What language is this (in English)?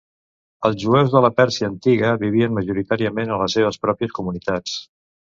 Catalan